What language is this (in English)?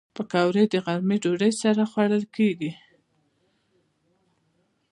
Pashto